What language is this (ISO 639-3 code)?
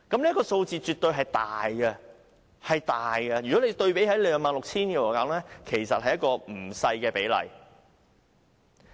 yue